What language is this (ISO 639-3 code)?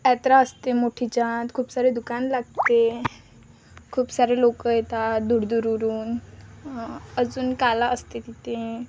mar